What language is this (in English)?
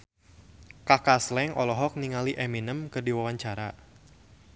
Sundanese